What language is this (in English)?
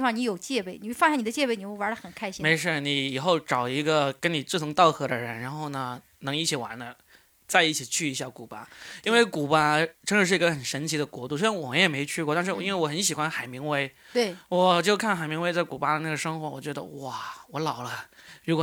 Chinese